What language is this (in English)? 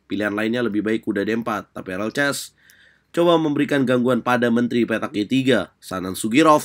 Indonesian